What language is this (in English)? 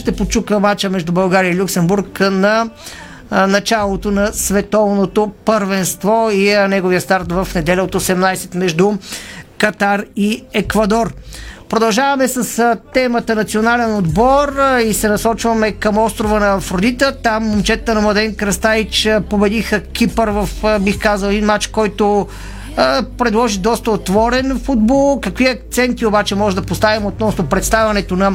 Bulgarian